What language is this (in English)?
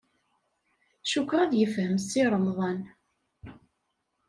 Kabyle